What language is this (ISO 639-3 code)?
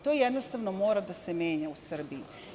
srp